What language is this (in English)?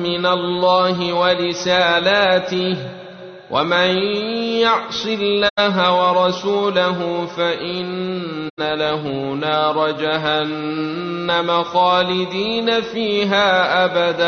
Arabic